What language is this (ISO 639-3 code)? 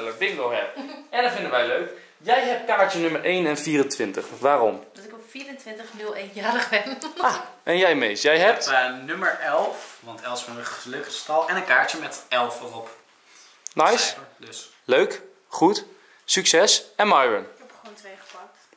nld